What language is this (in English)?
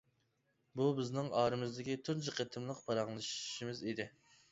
Uyghur